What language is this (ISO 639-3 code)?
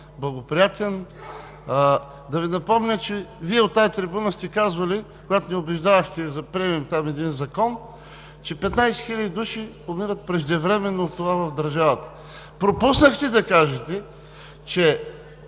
bul